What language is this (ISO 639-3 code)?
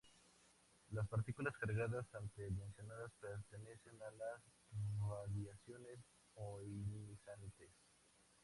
spa